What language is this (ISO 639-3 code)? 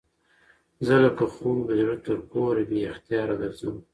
pus